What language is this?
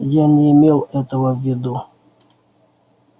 Russian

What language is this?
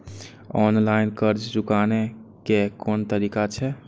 Maithili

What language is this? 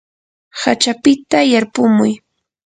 Yanahuanca Pasco Quechua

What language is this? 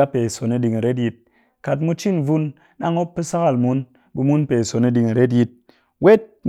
Cakfem-Mushere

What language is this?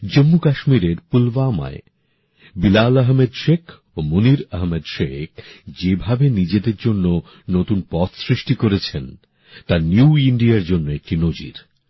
Bangla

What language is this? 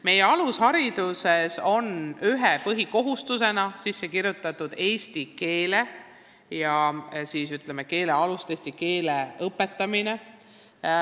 Estonian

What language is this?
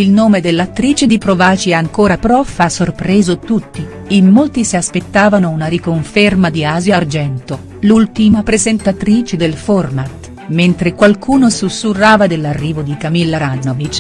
Italian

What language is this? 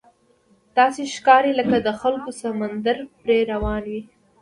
Pashto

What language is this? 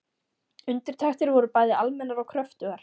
Icelandic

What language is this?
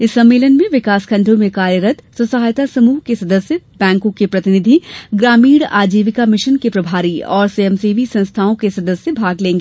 Hindi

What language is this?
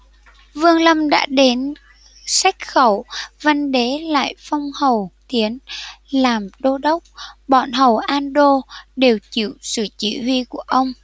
Vietnamese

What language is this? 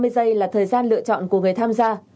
Vietnamese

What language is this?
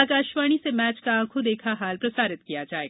Hindi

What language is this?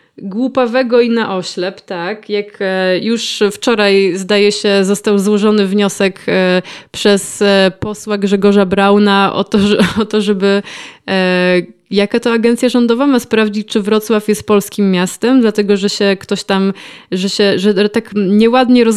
Polish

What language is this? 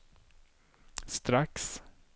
Swedish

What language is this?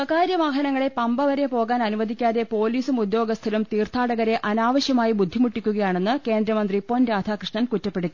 Malayalam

